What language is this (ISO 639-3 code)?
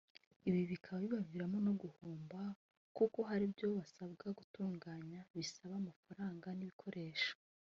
kin